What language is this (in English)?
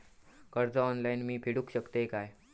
Marathi